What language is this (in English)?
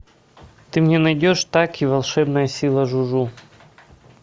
Russian